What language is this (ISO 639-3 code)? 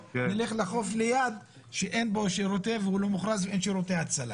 heb